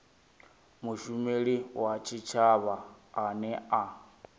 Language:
Venda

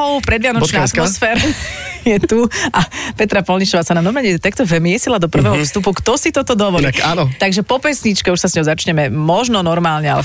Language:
Slovak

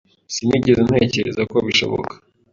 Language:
Kinyarwanda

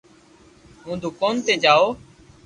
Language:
Loarki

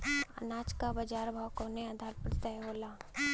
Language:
Bhojpuri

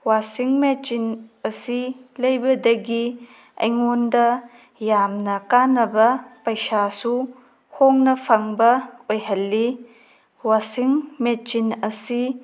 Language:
Manipuri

